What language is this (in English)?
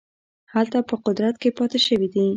Pashto